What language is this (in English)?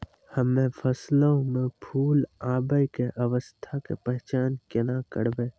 Maithili